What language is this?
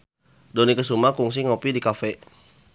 Sundanese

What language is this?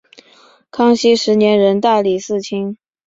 Chinese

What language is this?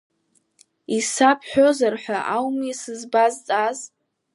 Abkhazian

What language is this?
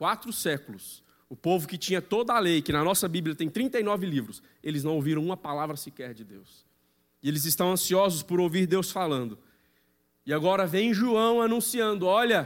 Portuguese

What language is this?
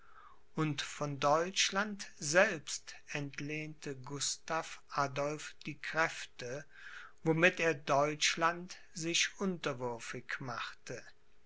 German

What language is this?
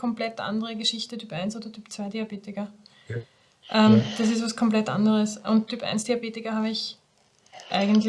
German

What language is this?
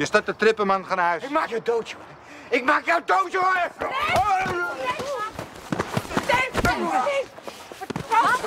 Dutch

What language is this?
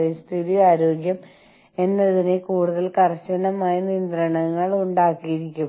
Malayalam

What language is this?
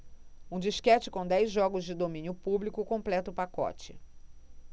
Portuguese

